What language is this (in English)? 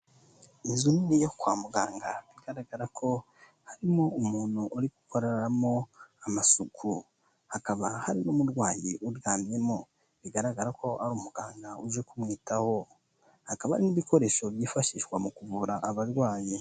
Kinyarwanda